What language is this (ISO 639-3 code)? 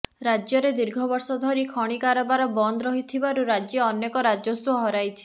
ori